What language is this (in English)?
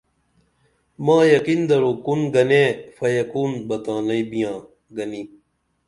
Dameli